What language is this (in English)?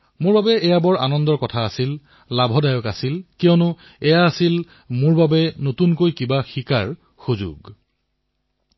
Assamese